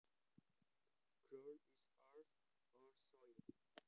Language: Javanese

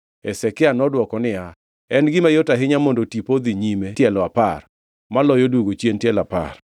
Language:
Luo (Kenya and Tanzania)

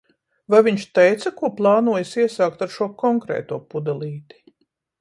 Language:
Latvian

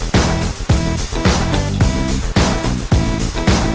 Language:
Thai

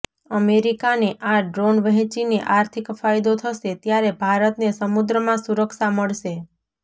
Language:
Gujarati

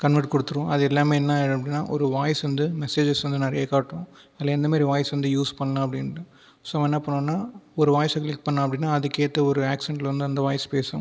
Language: Tamil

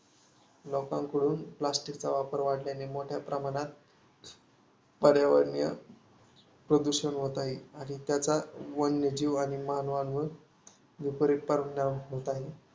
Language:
Marathi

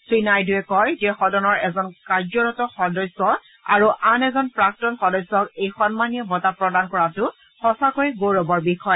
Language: Assamese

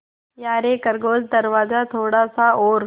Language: Hindi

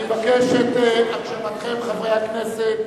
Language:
Hebrew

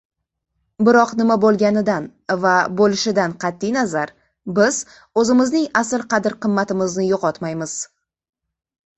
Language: Uzbek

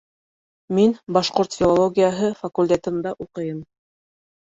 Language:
Bashkir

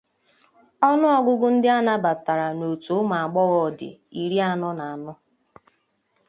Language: Igbo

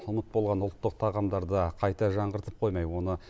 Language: Kazakh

